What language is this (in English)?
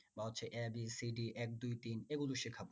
Bangla